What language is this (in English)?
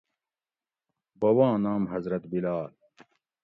Gawri